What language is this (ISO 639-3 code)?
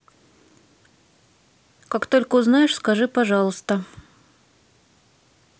rus